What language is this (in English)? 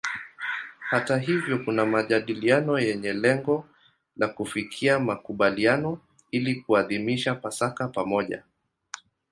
Swahili